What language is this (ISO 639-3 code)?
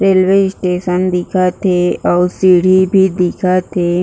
hne